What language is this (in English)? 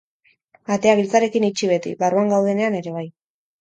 Basque